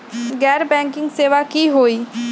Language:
Magahi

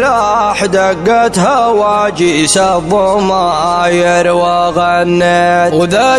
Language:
Arabic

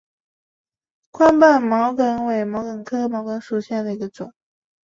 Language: Chinese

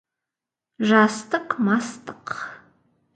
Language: Kazakh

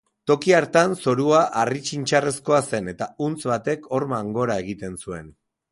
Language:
Basque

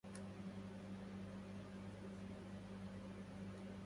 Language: Arabic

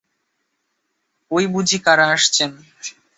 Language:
Bangla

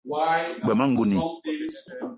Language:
Eton (Cameroon)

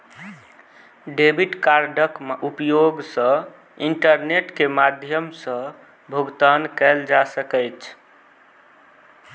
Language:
Maithili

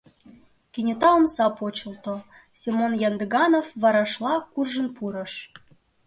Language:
Mari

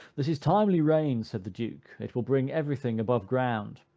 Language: English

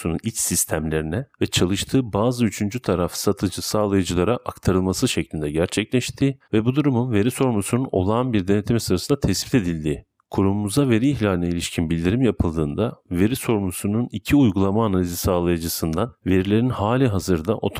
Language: Turkish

